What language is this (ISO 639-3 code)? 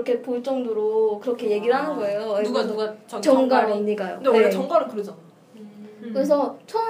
kor